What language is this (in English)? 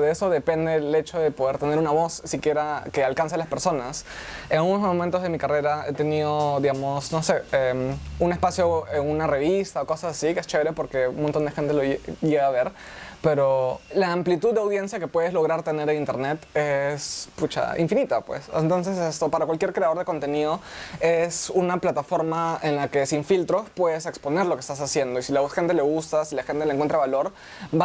Spanish